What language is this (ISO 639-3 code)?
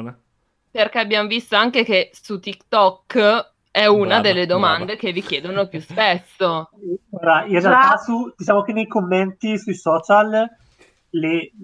ita